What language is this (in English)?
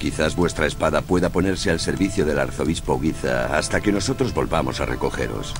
Spanish